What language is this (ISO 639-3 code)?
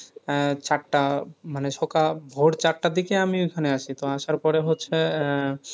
ben